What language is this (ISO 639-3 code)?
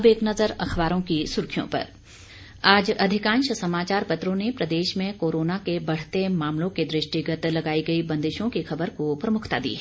hin